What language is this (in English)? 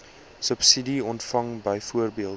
Afrikaans